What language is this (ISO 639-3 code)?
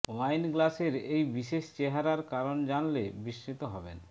ben